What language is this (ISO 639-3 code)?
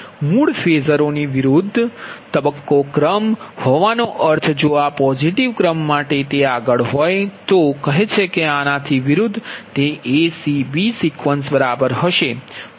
guj